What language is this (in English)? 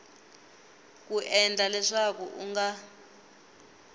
Tsonga